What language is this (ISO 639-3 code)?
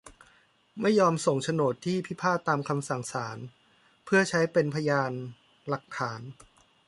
tha